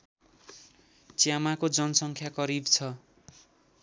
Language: Nepali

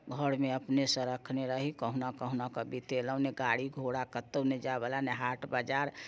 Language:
Maithili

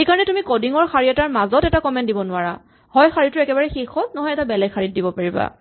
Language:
Assamese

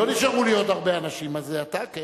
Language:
Hebrew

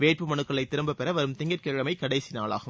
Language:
Tamil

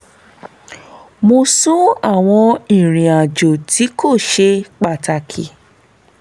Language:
Yoruba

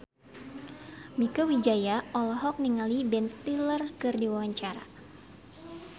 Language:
Sundanese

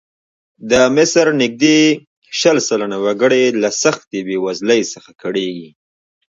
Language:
Pashto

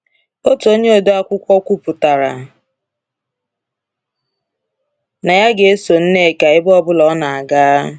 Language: Igbo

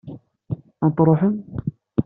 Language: Kabyle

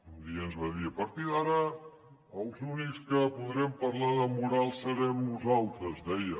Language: Catalan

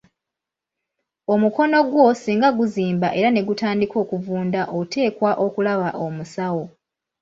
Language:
Ganda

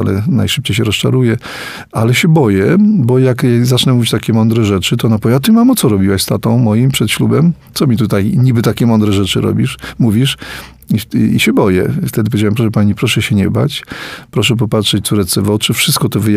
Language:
Polish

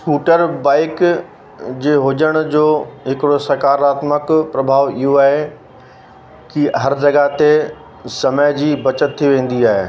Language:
Sindhi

